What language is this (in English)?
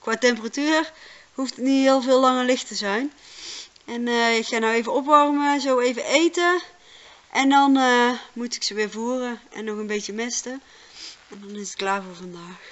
Dutch